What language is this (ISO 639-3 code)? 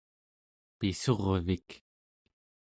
esu